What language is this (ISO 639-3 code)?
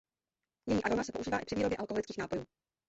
ces